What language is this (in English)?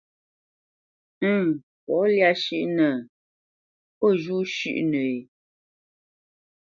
Bamenyam